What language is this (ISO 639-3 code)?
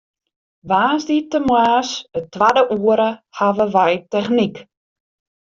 fry